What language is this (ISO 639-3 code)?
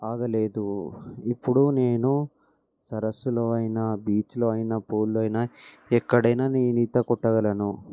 tel